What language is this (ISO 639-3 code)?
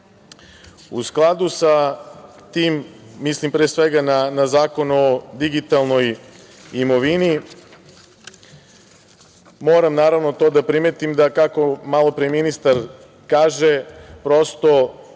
srp